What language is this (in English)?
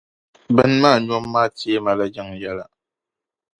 Dagbani